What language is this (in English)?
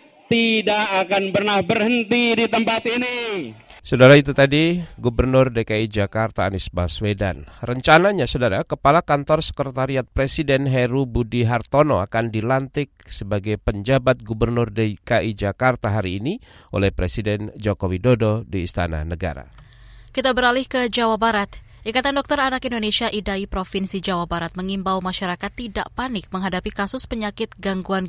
Indonesian